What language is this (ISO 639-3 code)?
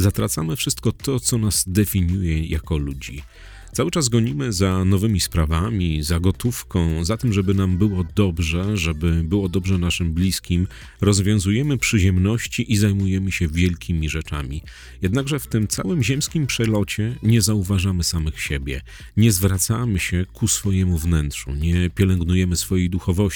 pol